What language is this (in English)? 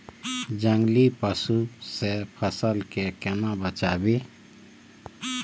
Maithili